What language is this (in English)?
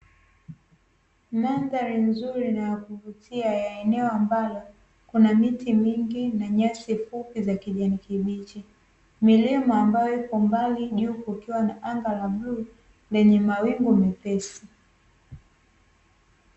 Swahili